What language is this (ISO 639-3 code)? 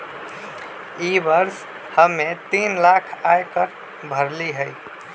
mag